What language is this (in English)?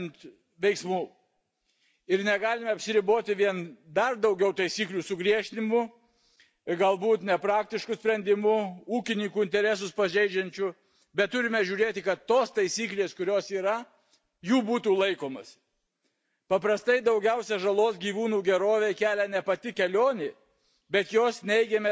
Lithuanian